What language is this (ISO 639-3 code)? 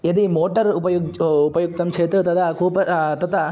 san